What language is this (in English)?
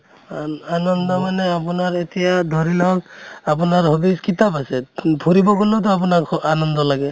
Assamese